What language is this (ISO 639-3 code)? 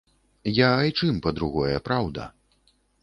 bel